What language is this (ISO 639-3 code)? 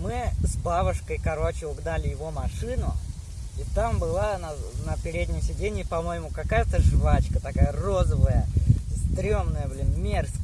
rus